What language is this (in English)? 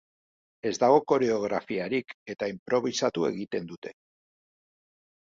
Basque